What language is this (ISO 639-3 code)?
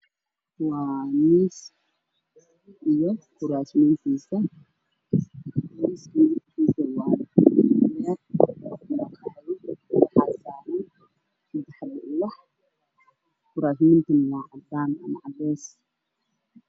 som